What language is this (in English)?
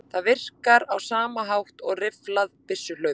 Icelandic